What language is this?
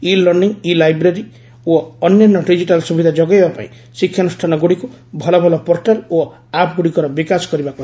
Odia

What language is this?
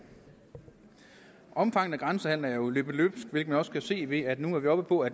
Danish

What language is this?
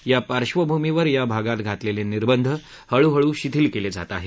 Marathi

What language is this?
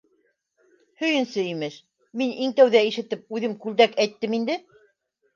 Bashkir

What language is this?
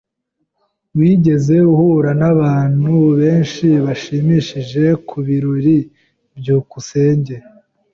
Kinyarwanda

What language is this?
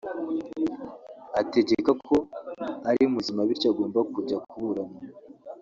Kinyarwanda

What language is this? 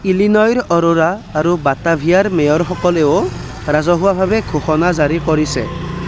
Assamese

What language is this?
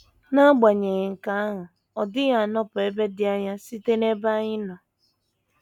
Igbo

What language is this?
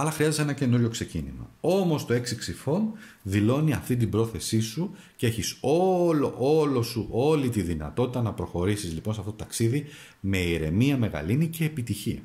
Greek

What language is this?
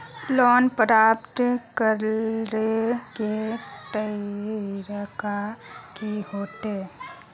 Magahi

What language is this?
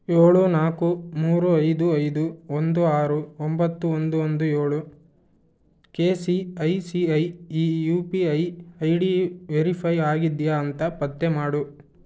Kannada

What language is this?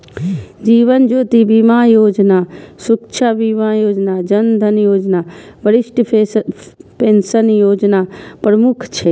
Maithili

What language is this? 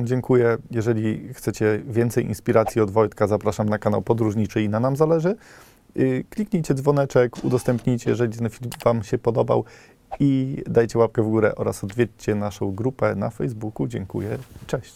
Polish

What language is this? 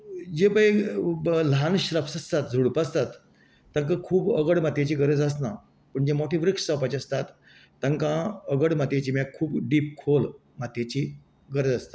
Konkani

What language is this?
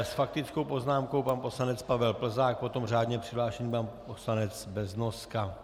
Czech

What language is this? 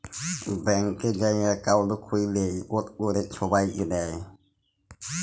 Bangla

